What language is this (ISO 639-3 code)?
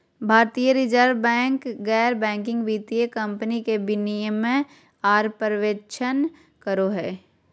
mag